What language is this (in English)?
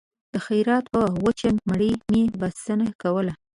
Pashto